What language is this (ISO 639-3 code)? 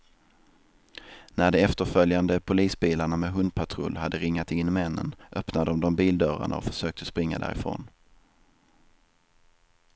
swe